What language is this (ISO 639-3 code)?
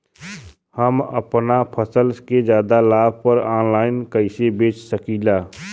bho